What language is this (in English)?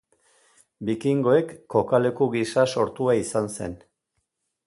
Basque